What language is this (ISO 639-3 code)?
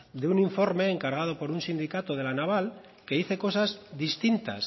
spa